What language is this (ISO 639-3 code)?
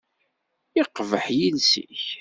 kab